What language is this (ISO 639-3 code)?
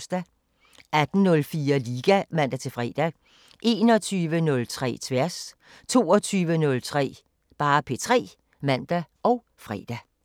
dan